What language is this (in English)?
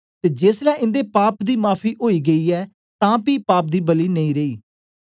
Dogri